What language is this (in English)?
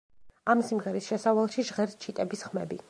Georgian